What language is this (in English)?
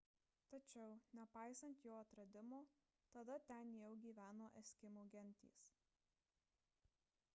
Lithuanian